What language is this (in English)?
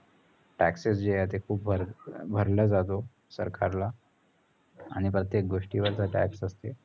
Marathi